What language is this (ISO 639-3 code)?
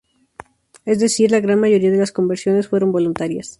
spa